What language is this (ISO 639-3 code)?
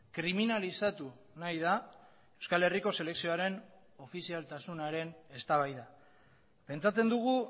eus